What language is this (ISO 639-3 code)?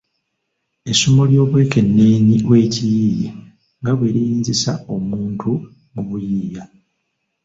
lug